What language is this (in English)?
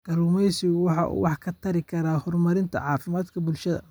Somali